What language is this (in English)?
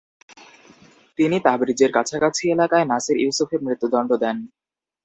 Bangla